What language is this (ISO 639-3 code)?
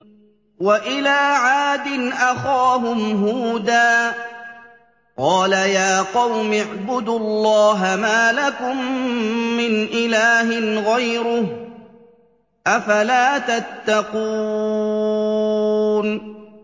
ara